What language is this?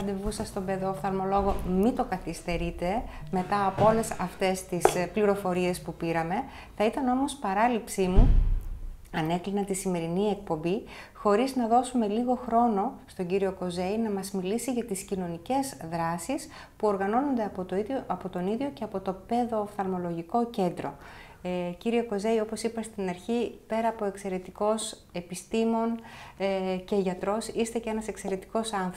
Greek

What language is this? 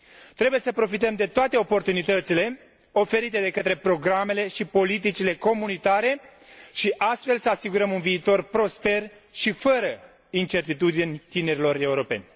Romanian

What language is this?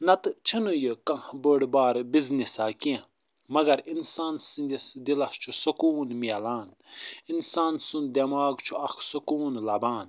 Kashmiri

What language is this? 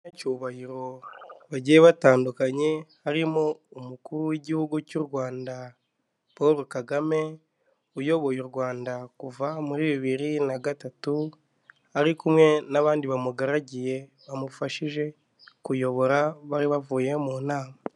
Kinyarwanda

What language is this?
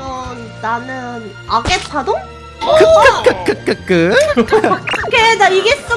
Korean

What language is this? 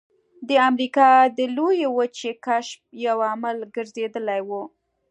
Pashto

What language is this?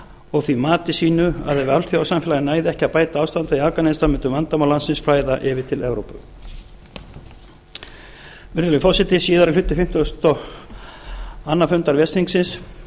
Icelandic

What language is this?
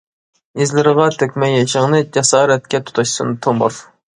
Uyghur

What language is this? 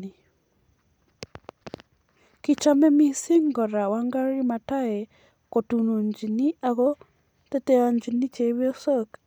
Kalenjin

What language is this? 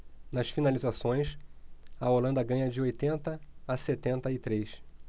Portuguese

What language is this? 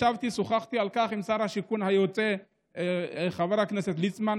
Hebrew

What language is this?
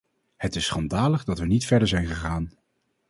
Dutch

